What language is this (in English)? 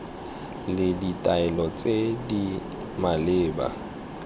Tswana